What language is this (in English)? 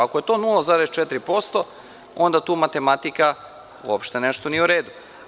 Serbian